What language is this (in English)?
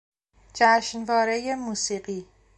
Persian